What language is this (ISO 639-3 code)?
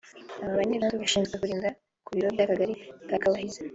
kin